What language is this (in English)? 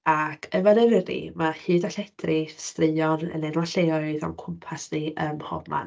Welsh